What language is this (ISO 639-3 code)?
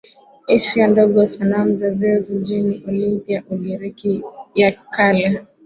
swa